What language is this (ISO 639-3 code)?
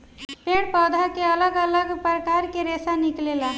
bho